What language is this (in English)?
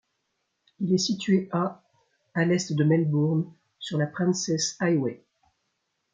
French